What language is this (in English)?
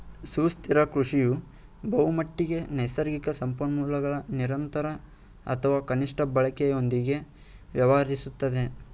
Kannada